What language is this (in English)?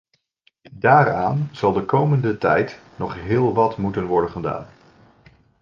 Dutch